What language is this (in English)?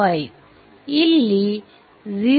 Kannada